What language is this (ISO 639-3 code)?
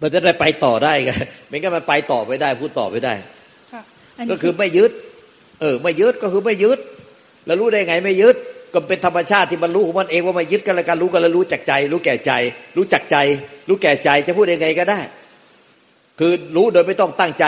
tha